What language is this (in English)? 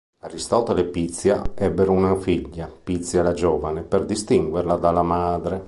Italian